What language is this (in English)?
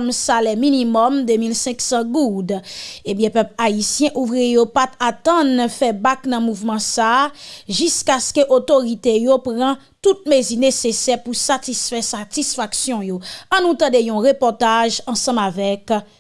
French